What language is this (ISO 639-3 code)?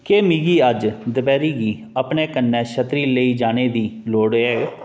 doi